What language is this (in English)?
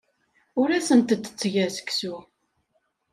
Kabyle